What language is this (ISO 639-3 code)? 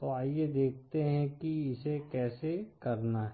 hin